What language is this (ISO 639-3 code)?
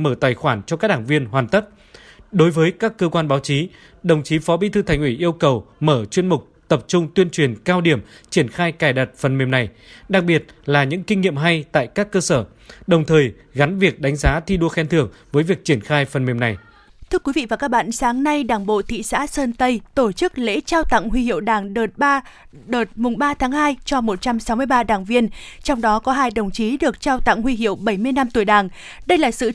vie